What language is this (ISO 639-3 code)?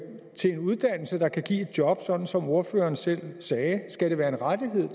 dan